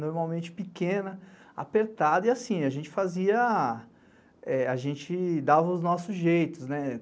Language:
Portuguese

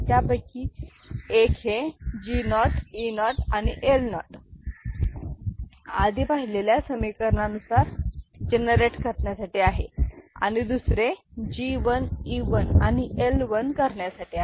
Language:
Marathi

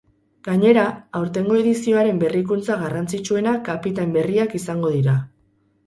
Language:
Basque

